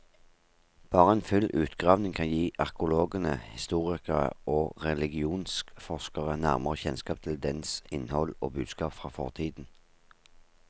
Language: Norwegian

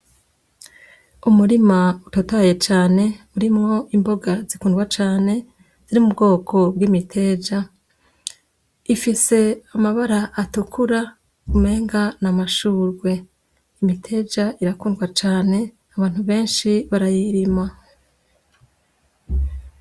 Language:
Rundi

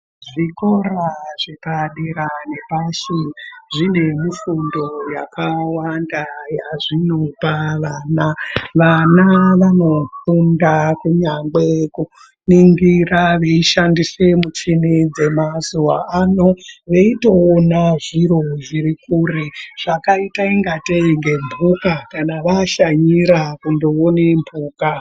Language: Ndau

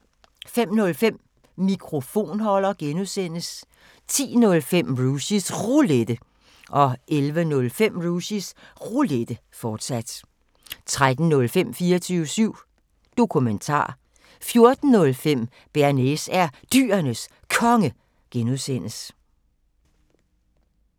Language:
Danish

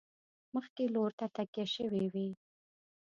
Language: Pashto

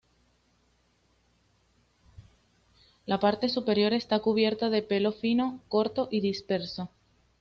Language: Spanish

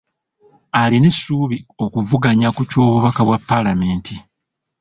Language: Ganda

